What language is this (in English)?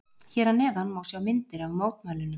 Icelandic